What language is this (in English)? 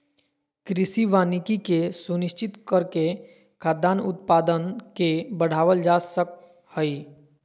Magahi